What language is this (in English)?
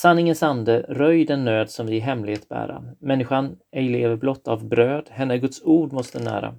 Swedish